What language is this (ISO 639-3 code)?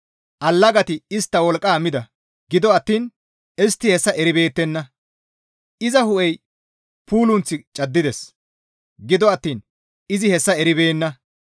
gmv